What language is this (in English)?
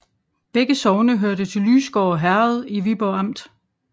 Danish